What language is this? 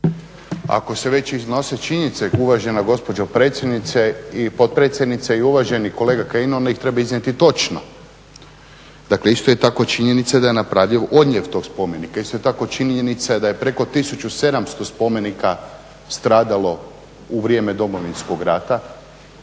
Croatian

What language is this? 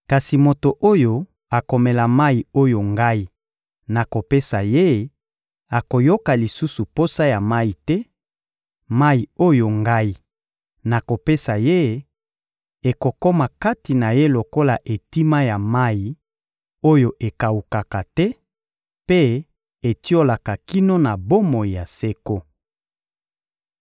Lingala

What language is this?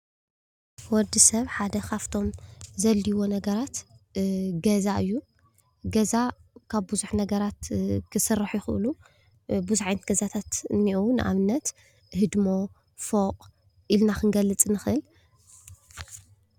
Tigrinya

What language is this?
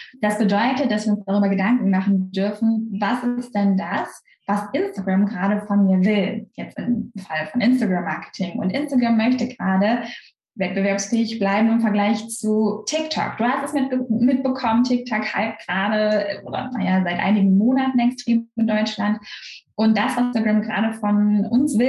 German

